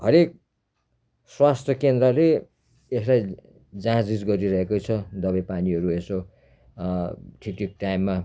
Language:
Nepali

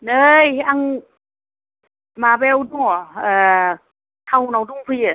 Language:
Bodo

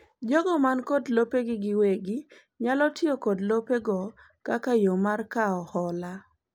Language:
Luo (Kenya and Tanzania)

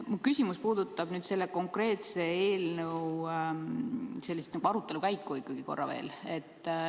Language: Estonian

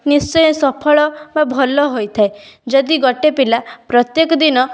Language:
Odia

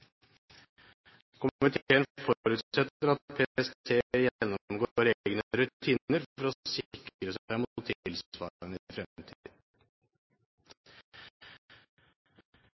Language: Norwegian Bokmål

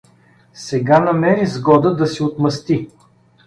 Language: Bulgarian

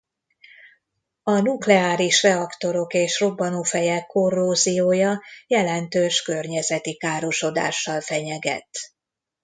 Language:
Hungarian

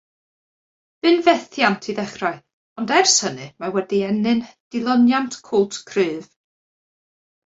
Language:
Welsh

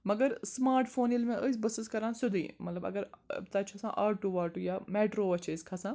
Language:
Kashmiri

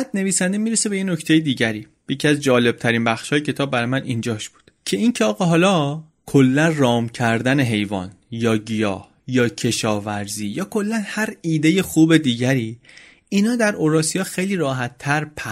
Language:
Persian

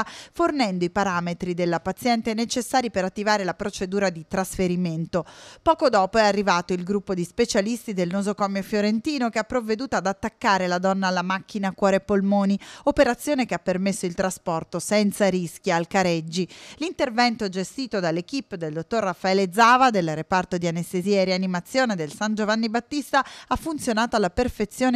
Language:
Italian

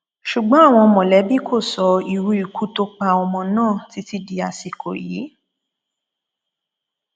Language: Yoruba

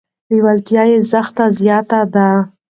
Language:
Pashto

